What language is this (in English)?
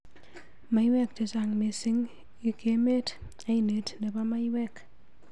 Kalenjin